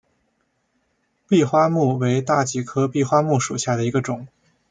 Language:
Chinese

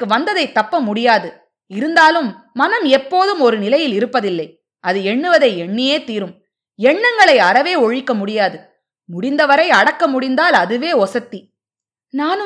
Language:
Tamil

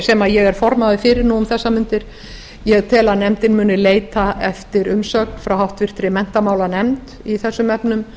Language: Icelandic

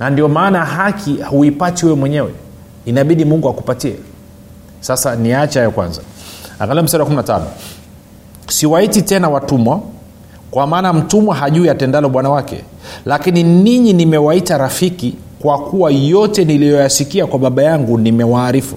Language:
Swahili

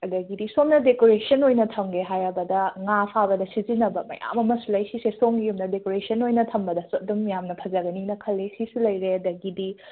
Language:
Manipuri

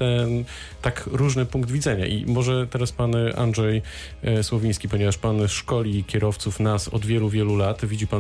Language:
Polish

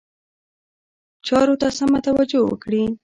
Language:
Pashto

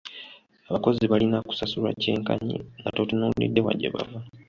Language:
Ganda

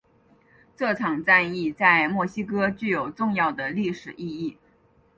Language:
Chinese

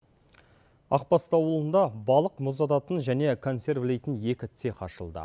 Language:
Kazakh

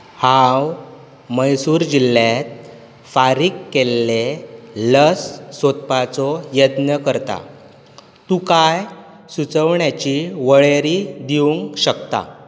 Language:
Konkani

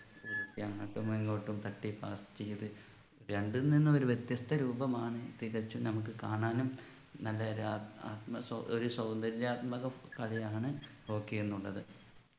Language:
Malayalam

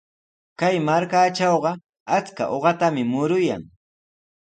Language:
Sihuas Ancash Quechua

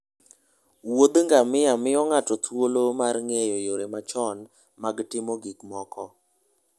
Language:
Luo (Kenya and Tanzania)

